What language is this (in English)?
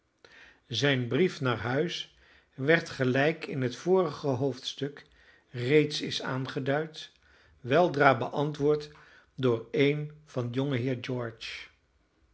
Dutch